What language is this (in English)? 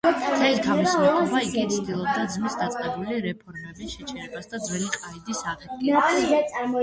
Georgian